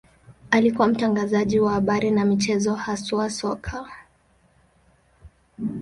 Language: Swahili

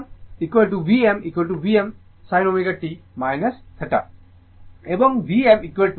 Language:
Bangla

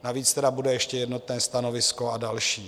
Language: Czech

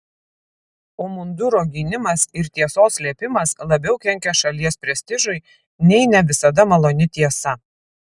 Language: Lithuanian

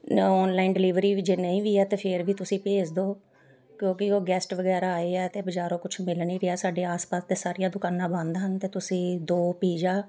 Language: Punjabi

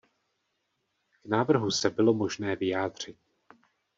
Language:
Czech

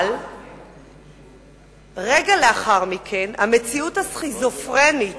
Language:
Hebrew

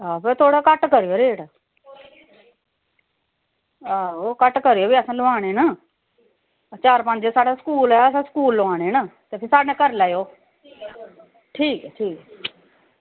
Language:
Dogri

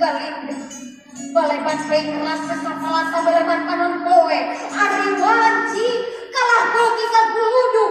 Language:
Indonesian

